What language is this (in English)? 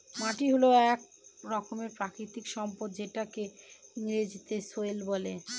Bangla